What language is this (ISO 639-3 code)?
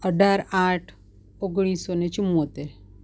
guj